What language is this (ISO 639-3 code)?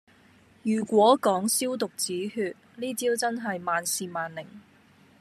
yue